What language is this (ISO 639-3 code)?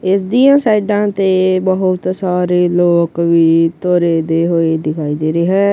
pan